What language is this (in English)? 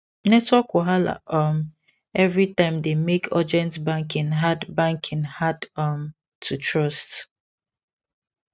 Nigerian Pidgin